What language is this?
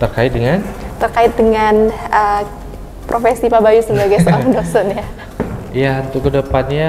Indonesian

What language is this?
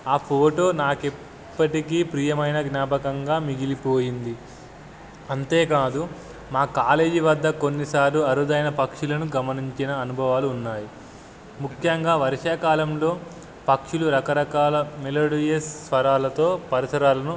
Telugu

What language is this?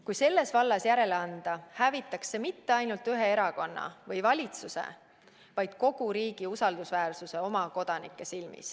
Estonian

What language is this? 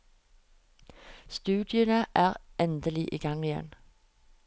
Norwegian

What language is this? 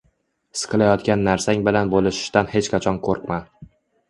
Uzbek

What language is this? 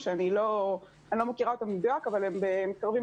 Hebrew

